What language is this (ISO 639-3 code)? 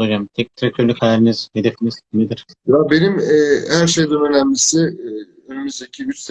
tur